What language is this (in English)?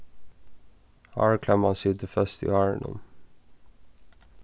Faroese